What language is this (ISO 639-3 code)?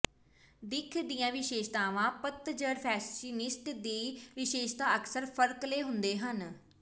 pan